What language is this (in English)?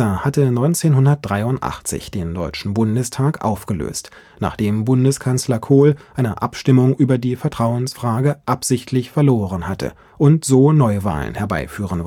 German